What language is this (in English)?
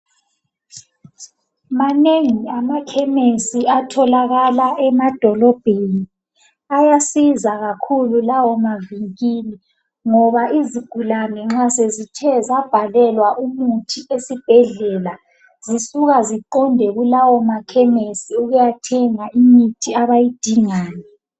North Ndebele